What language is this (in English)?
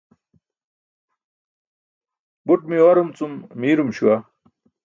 Burushaski